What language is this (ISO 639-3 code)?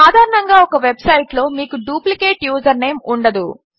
tel